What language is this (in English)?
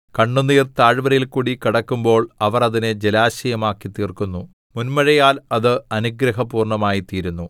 Malayalam